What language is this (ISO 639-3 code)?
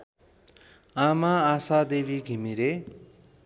nep